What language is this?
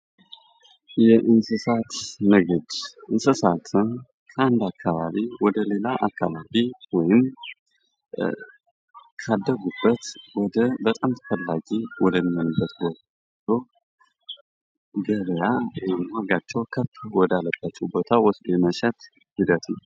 Amharic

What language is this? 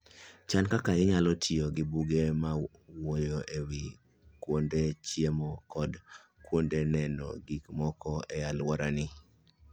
Luo (Kenya and Tanzania)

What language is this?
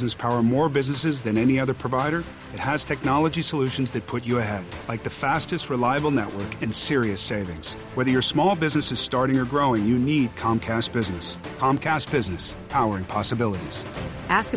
Filipino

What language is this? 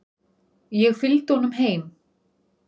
Icelandic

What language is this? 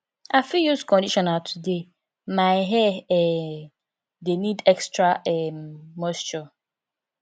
Nigerian Pidgin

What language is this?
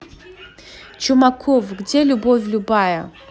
Russian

